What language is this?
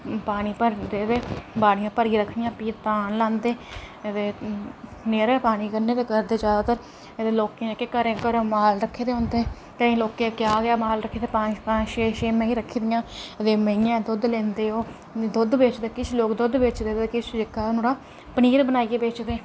Dogri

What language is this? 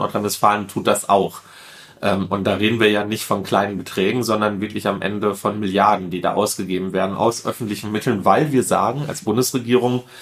German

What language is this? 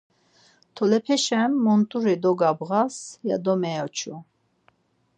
Laz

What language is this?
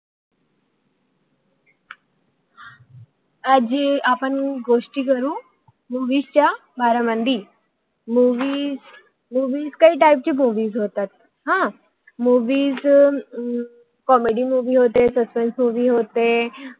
Marathi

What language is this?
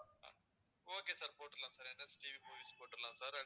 Tamil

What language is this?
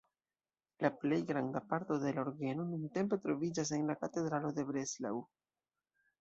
Esperanto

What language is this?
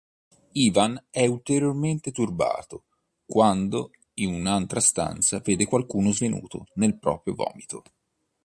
Italian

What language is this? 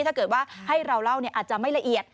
Thai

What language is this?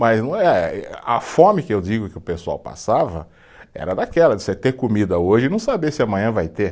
Portuguese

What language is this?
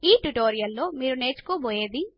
Telugu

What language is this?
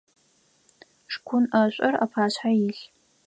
Adyghe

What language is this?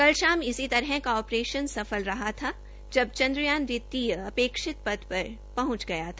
Hindi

